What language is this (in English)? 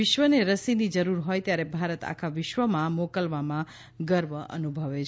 Gujarati